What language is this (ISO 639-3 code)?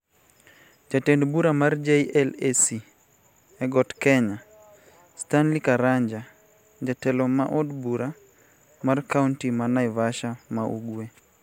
luo